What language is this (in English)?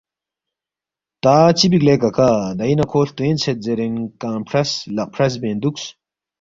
Balti